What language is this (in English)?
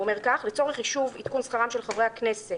Hebrew